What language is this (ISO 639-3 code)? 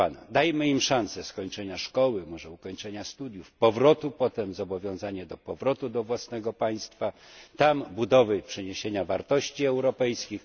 pol